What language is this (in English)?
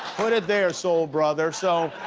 English